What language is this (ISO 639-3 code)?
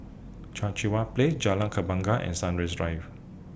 eng